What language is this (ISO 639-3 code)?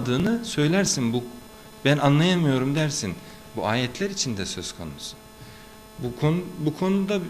tur